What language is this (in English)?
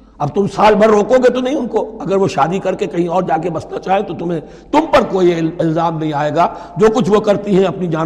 Urdu